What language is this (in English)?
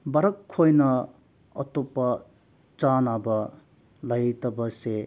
Manipuri